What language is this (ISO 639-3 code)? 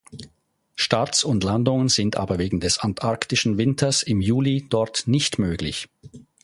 deu